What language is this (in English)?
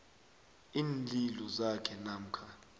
South Ndebele